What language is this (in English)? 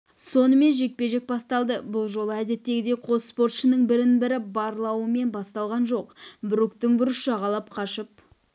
Kazakh